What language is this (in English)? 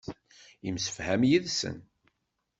Kabyle